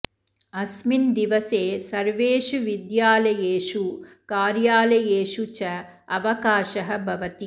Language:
Sanskrit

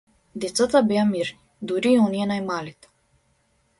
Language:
Macedonian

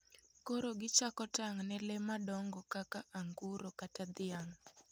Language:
Luo (Kenya and Tanzania)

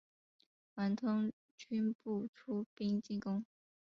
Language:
Chinese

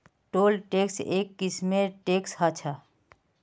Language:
Magahi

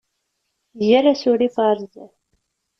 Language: Kabyle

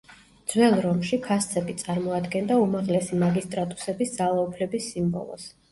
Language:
Georgian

